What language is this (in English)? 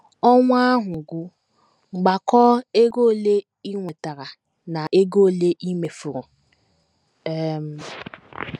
Igbo